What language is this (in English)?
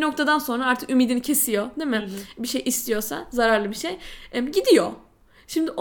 Turkish